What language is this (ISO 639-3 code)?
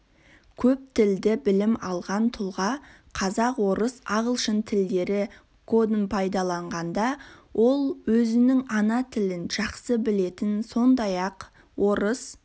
kaz